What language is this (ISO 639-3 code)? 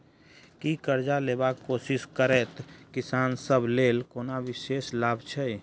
mai